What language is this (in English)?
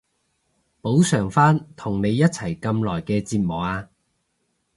Cantonese